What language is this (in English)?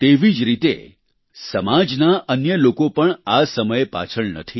Gujarati